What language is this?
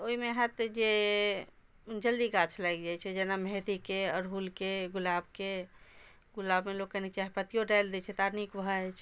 Maithili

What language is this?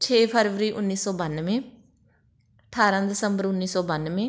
Punjabi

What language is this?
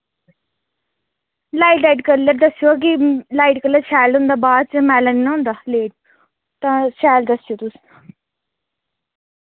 Dogri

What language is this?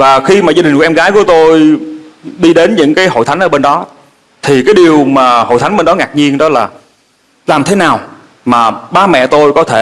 Vietnamese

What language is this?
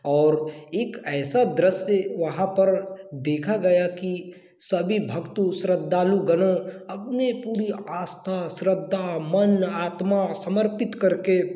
Hindi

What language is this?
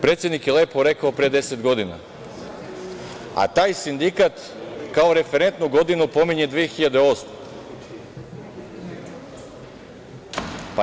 Serbian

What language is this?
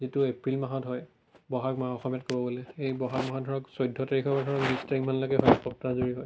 Assamese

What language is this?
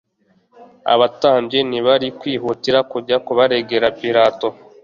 Kinyarwanda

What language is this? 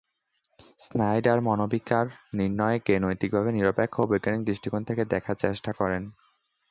Bangla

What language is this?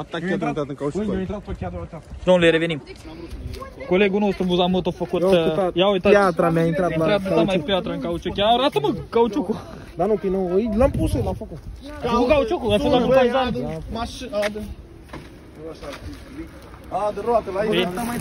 Romanian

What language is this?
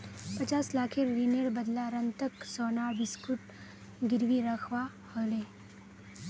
Magahi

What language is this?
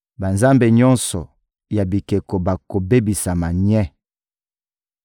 Lingala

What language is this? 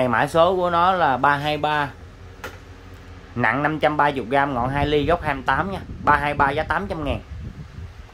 Vietnamese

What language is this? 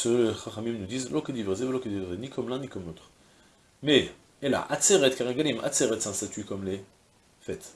French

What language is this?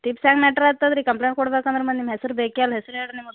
Kannada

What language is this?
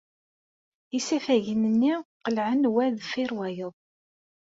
Kabyle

